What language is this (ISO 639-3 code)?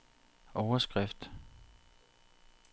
dan